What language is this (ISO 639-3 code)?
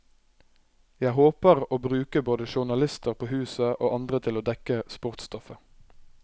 nor